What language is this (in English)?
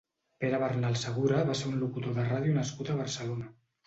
Catalan